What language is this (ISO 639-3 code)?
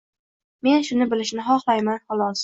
uzb